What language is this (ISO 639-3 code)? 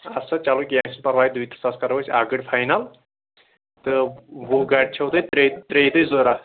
kas